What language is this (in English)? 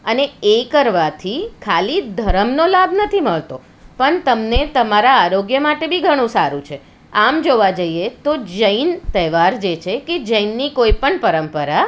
Gujarati